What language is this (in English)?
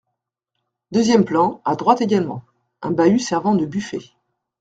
French